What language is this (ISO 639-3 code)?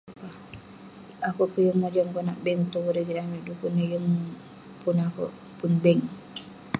pne